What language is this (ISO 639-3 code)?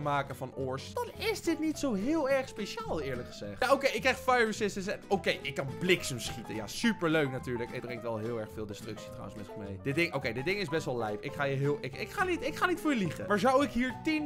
nld